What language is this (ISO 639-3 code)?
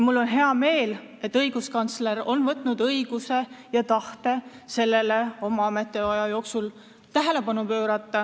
est